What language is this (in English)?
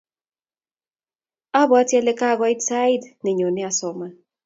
Kalenjin